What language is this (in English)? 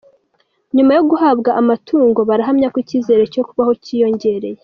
Kinyarwanda